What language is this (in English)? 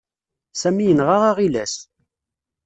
Kabyle